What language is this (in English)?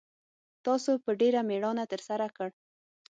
Pashto